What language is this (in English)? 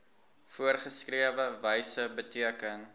Afrikaans